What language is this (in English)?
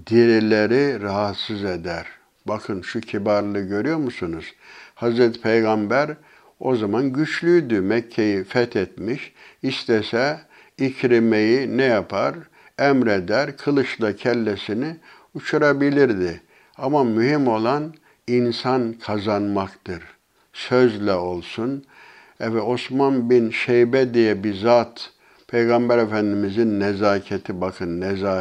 Turkish